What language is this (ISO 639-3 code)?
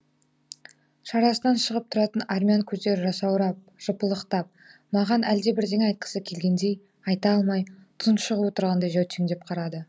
kaz